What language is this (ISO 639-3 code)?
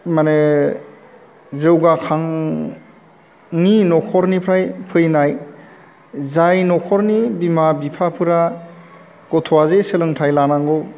brx